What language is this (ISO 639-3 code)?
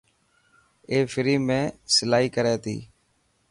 mki